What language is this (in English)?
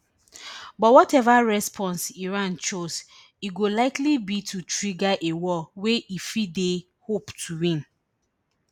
Nigerian Pidgin